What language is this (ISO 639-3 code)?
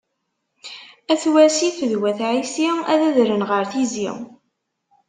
kab